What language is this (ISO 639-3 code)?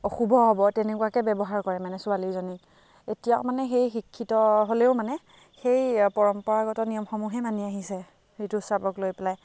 asm